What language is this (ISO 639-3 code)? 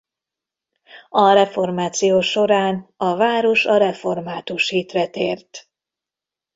hun